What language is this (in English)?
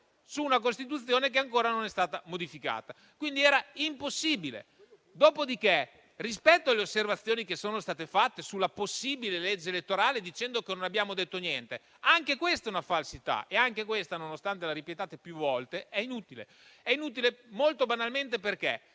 Italian